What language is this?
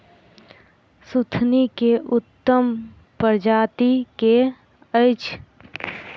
Maithili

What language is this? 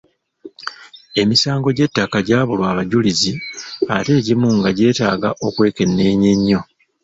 Ganda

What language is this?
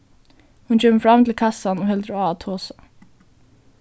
Faroese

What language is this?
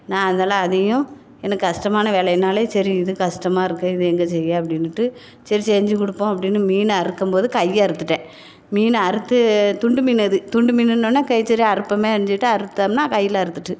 Tamil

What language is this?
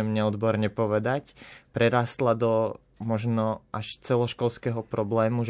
Slovak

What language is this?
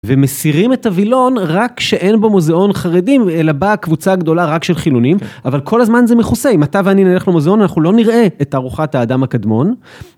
Hebrew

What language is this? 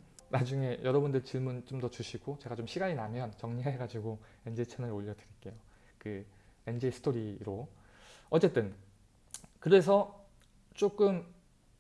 Korean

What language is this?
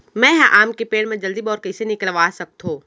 Chhattisgarhi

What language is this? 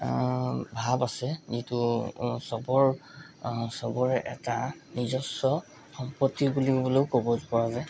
Assamese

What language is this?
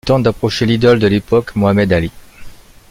French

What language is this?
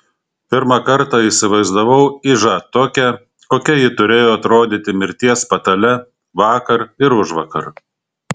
Lithuanian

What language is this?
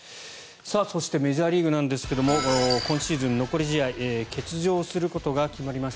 Japanese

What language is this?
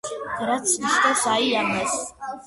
Georgian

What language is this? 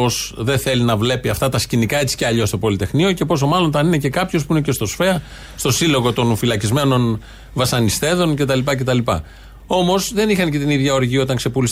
Greek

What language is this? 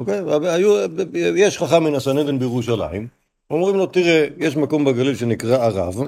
Hebrew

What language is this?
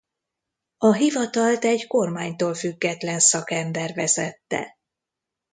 Hungarian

